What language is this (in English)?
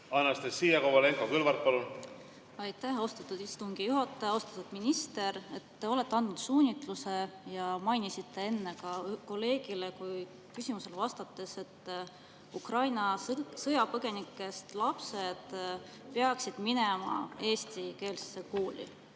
Estonian